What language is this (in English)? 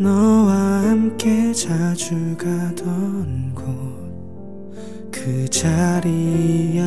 Korean